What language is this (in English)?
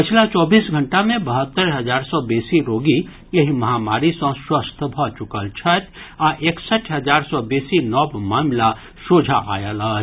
Maithili